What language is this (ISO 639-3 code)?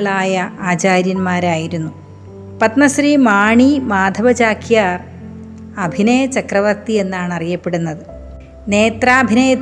mal